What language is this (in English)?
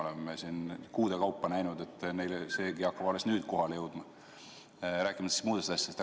Estonian